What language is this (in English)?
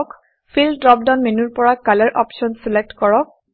Assamese